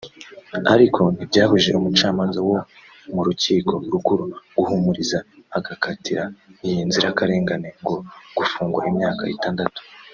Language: Kinyarwanda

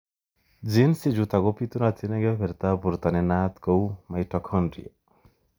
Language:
Kalenjin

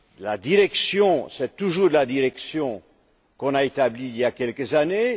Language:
French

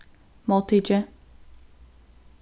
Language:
Faroese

